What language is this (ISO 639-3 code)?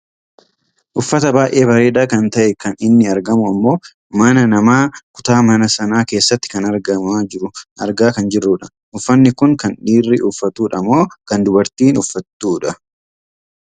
orm